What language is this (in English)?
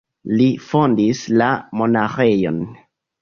Esperanto